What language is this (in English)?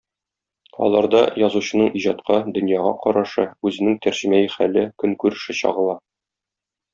Tatar